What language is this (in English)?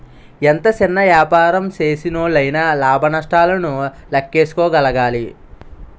Telugu